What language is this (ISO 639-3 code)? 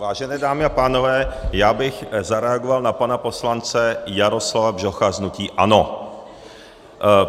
ces